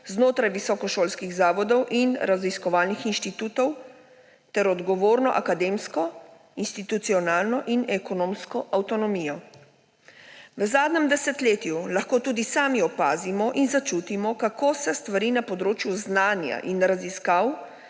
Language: Slovenian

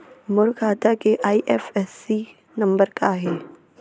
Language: Chhattisgarhi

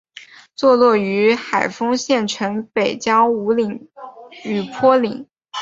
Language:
Chinese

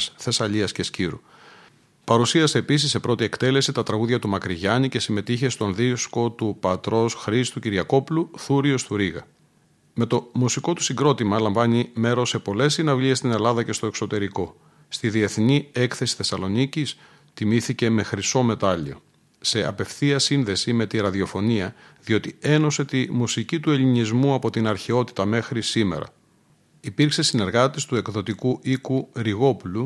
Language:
Greek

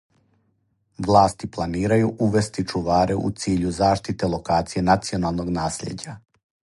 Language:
Serbian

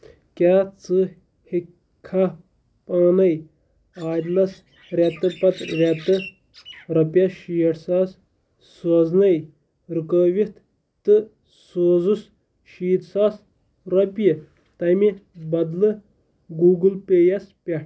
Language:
Kashmiri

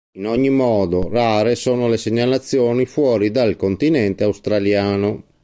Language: Italian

